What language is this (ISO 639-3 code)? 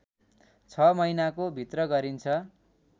nep